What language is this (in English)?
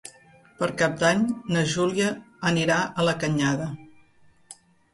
Catalan